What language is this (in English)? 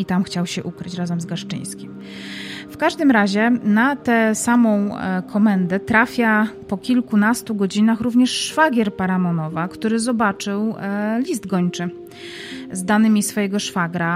Polish